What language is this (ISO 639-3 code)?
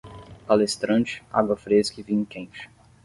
por